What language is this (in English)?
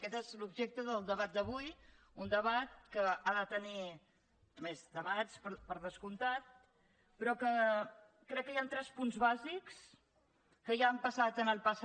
Catalan